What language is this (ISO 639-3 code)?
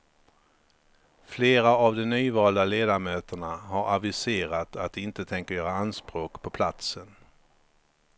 swe